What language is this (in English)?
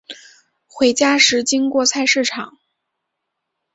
Chinese